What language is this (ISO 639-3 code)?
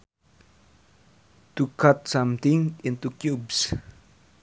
sun